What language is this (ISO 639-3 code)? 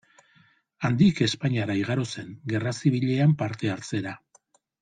eus